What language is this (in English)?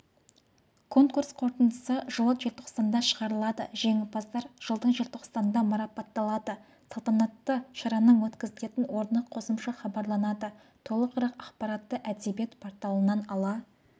Kazakh